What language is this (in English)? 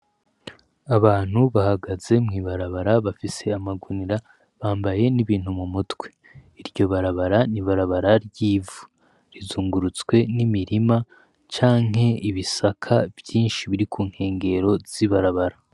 Rundi